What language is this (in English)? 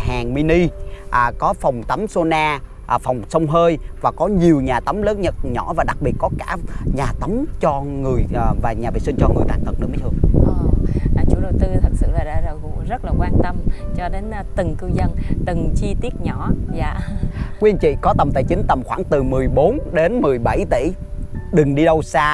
Vietnamese